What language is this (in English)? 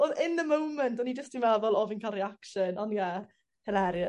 Welsh